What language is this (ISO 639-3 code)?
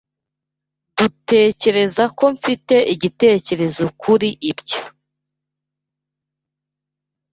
kin